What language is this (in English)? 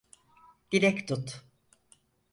Turkish